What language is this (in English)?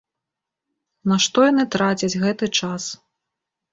Belarusian